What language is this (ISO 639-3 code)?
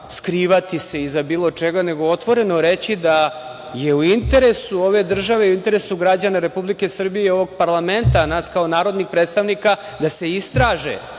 srp